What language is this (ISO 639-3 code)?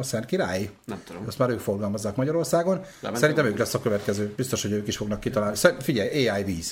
hun